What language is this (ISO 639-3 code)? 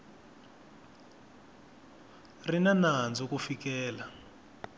tso